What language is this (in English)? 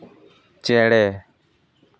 Santali